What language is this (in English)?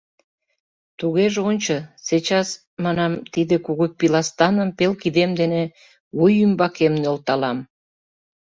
Mari